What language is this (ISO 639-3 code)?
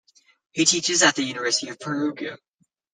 eng